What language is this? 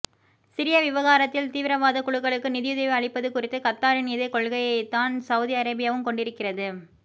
Tamil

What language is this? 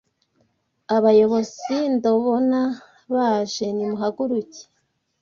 Kinyarwanda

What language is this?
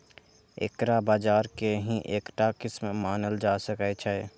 Maithili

